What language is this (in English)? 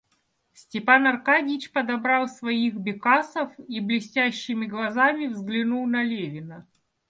Russian